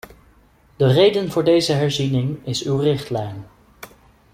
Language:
Dutch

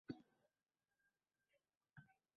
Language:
Uzbek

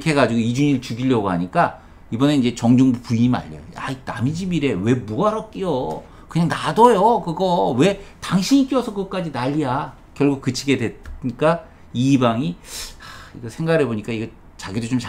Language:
Korean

